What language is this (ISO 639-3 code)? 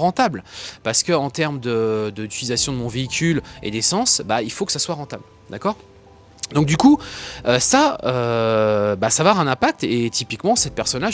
fra